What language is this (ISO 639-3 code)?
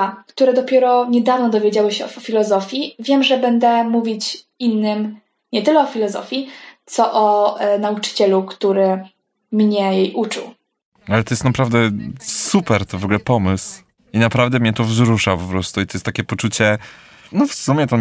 pol